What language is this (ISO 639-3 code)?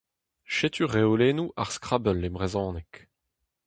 bre